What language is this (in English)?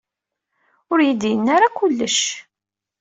Kabyle